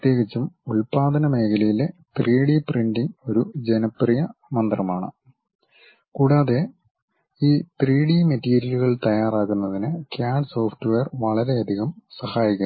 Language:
Malayalam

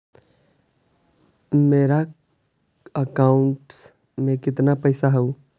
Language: Magahi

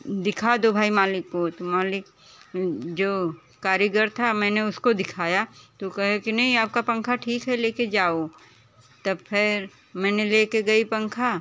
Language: Hindi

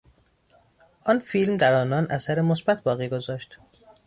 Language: Persian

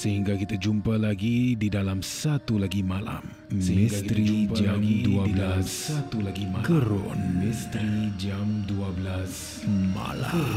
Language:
Malay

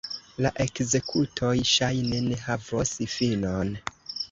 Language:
Esperanto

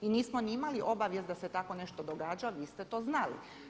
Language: Croatian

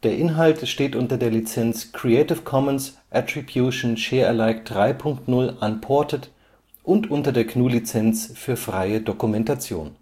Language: German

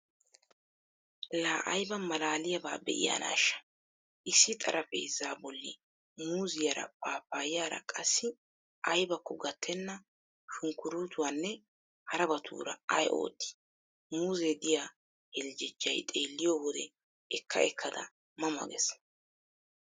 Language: Wolaytta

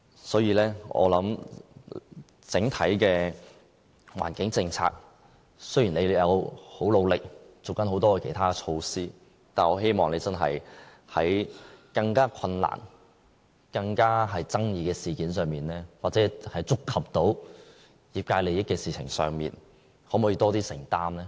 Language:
Cantonese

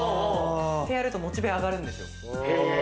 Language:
Japanese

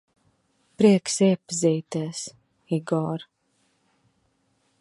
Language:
Latvian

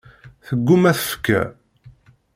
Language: Kabyle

